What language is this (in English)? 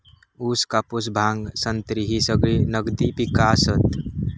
Marathi